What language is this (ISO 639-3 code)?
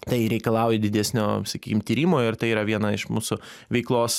lit